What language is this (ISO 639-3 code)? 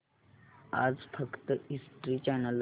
mar